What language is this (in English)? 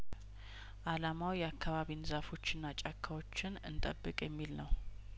Amharic